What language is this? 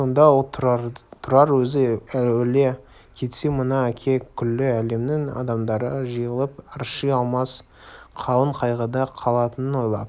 Kazakh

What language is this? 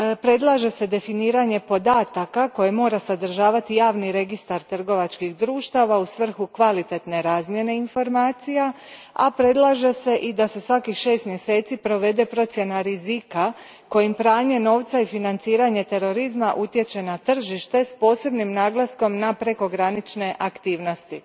Croatian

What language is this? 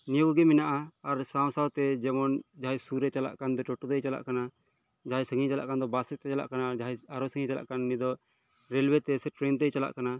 Santali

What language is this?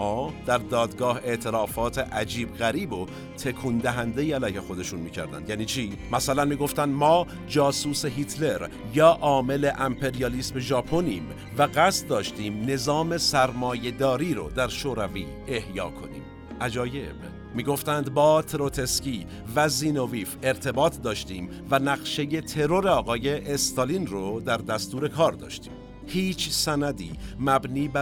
Persian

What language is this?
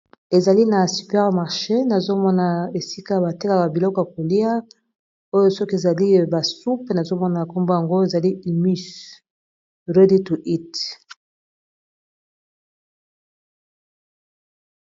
Lingala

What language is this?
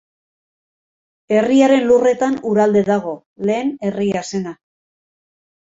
Basque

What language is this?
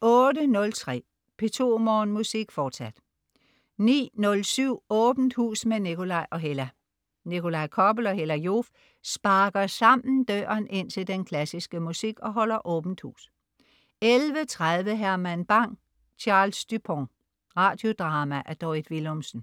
Danish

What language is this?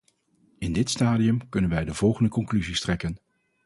Dutch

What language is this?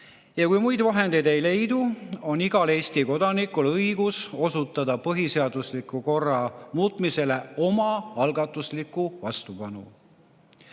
Estonian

